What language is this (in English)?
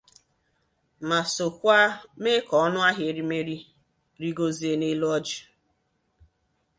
Igbo